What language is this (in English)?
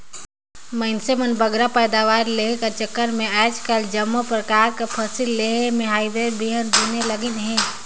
Chhattisgarhi